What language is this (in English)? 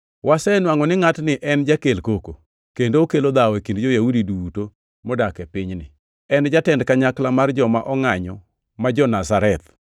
Luo (Kenya and Tanzania)